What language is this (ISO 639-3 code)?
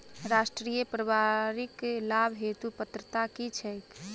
mai